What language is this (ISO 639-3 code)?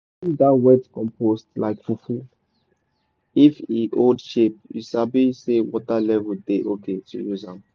pcm